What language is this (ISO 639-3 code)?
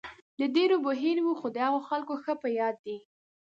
pus